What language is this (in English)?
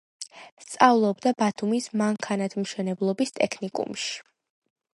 Georgian